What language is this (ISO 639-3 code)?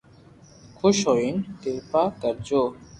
lrk